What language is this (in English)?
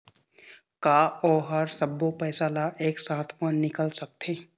Chhattisgarhi